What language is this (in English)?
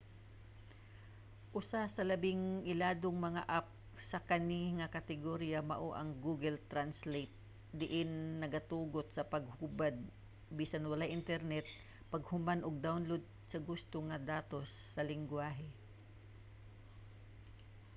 Cebuano